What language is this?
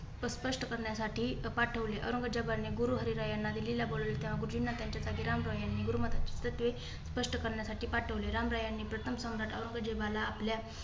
Marathi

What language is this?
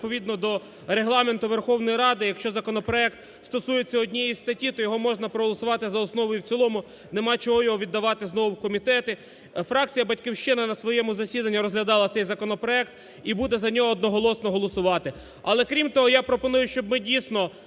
Ukrainian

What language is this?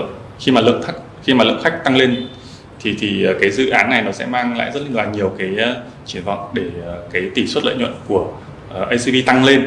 Vietnamese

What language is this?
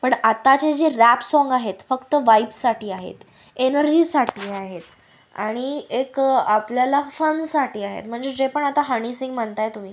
Marathi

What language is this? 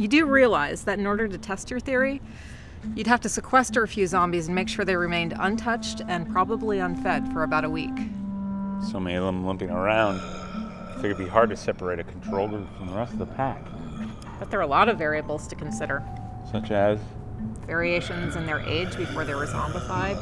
English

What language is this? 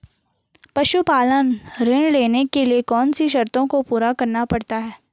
Hindi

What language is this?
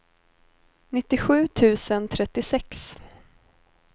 Swedish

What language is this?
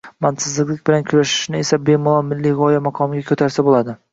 Uzbek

